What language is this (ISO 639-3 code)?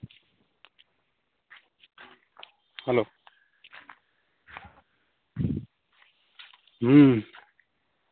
sat